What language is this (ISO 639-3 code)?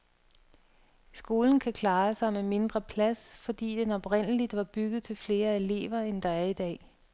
dan